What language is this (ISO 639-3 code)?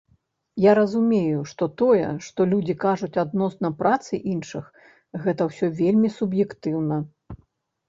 bel